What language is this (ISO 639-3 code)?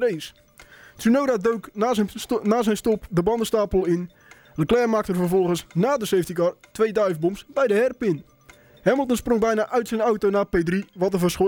nld